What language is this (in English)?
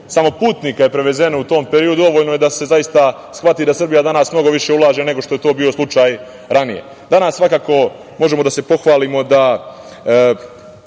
Serbian